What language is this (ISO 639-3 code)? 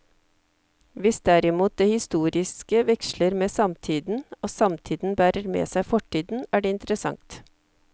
nor